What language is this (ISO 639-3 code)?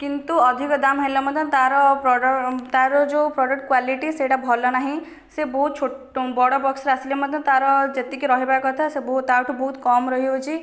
ori